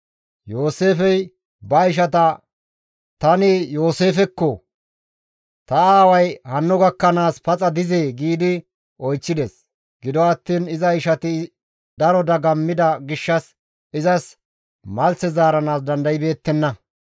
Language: Gamo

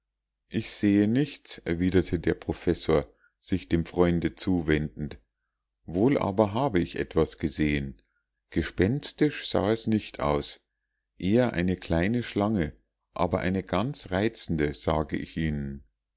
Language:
German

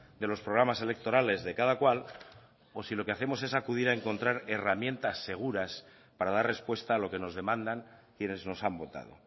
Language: Spanish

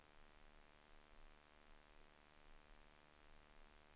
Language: Swedish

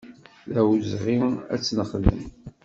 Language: Kabyle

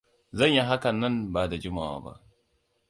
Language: Hausa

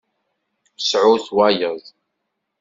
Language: Kabyle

